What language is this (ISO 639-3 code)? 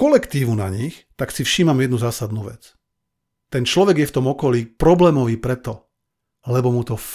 slk